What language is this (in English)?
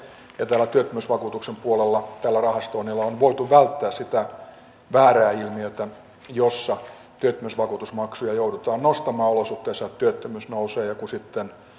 Finnish